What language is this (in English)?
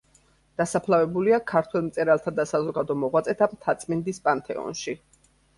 Georgian